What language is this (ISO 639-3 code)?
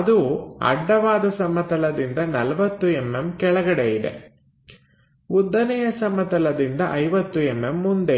kan